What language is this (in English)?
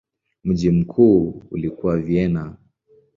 Swahili